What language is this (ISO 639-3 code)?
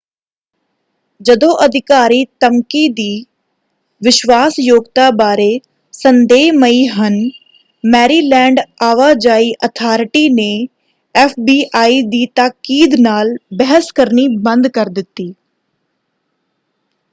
pan